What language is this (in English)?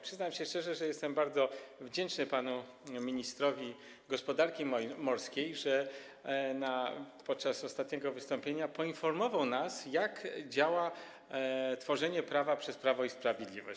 Polish